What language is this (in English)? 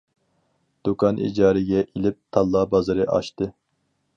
Uyghur